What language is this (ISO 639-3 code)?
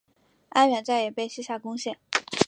zho